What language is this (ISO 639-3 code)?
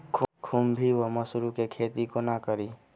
mai